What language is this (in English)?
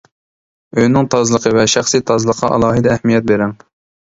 Uyghur